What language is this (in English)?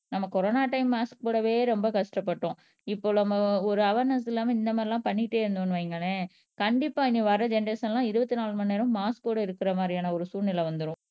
Tamil